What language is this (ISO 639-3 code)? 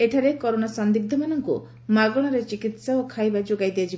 ori